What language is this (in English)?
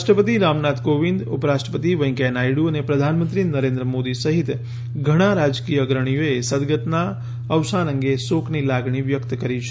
Gujarati